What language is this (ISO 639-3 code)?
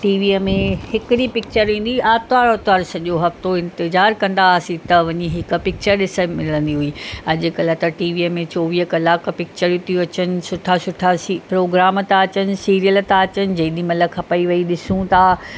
snd